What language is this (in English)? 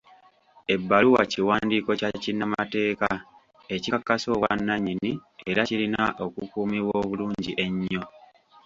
Ganda